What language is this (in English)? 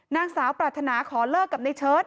Thai